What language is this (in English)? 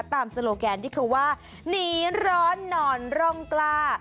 Thai